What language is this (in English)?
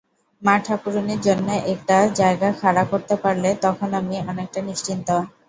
Bangla